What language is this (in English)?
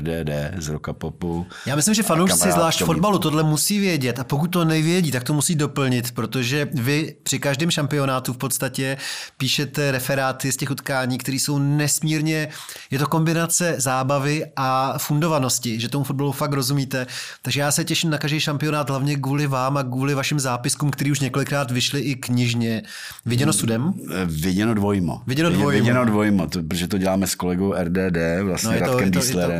Czech